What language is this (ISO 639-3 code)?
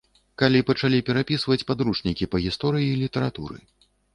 bel